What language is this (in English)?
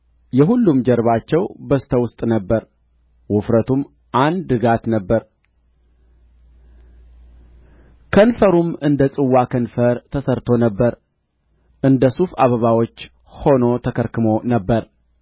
Amharic